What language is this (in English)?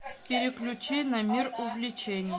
Russian